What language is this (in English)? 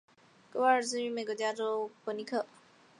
Chinese